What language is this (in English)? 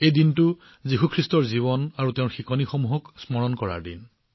Assamese